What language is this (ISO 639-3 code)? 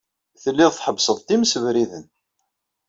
kab